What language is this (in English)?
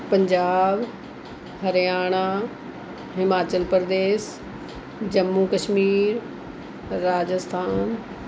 Punjabi